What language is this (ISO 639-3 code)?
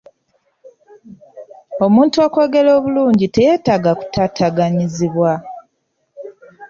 lug